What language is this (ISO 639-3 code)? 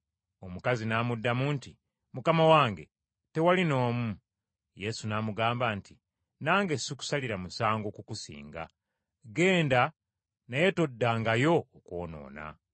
lug